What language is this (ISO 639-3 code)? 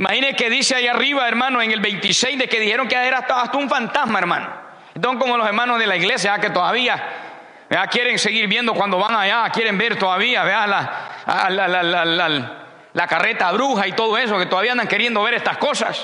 spa